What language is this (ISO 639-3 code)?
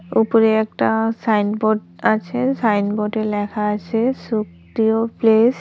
ben